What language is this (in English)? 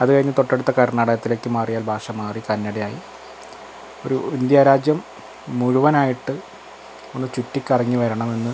Malayalam